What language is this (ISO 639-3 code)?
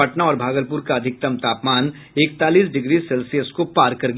hin